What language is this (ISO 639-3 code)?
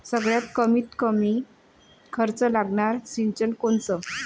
mar